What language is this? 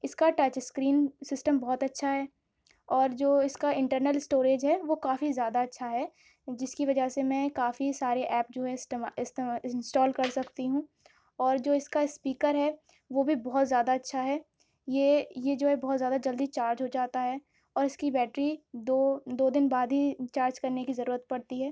Urdu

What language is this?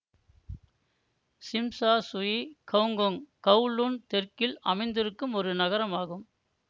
Tamil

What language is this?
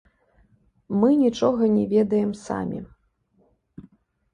Belarusian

